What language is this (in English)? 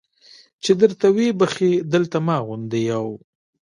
Pashto